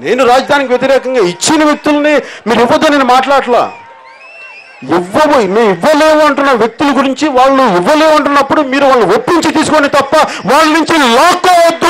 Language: Romanian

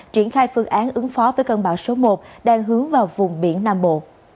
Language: Vietnamese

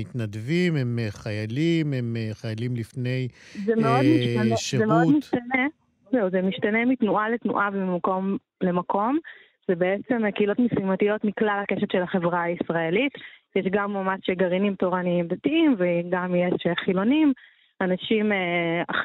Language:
Hebrew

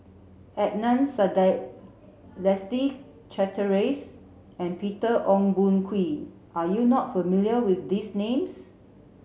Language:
English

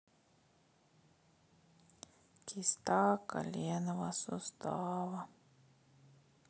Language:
Russian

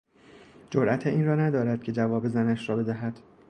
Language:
Persian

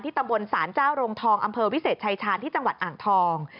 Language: Thai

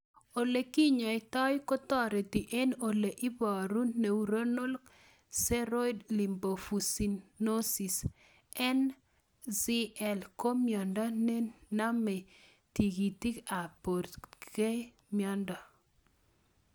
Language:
Kalenjin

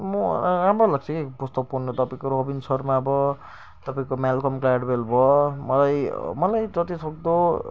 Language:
Nepali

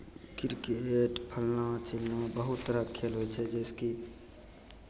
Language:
Maithili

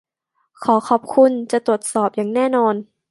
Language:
Thai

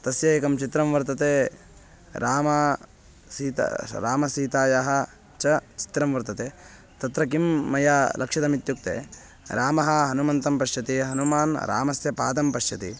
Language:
Sanskrit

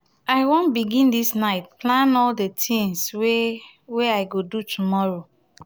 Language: Nigerian Pidgin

